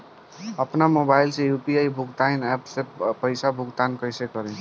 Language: Bhojpuri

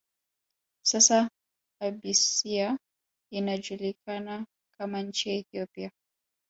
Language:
Swahili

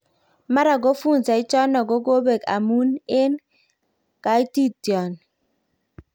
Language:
Kalenjin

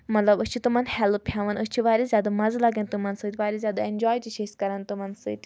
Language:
Kashmiri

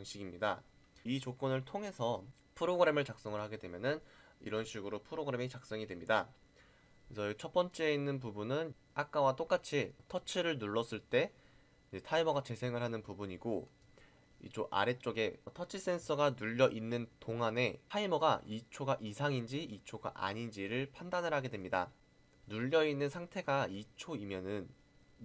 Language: Korean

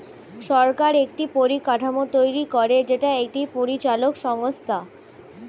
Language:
Bangla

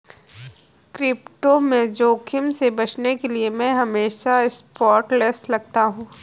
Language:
Hindi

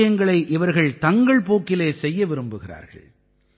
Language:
Tamil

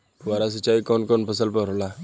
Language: Bhojpuri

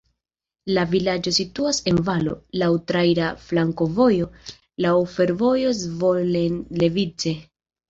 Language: Esperanto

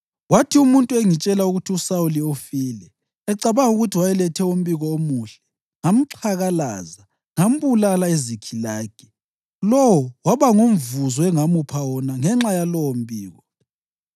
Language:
North Ndebele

